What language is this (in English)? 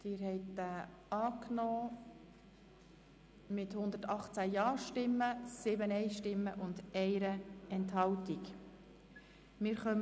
Swiss German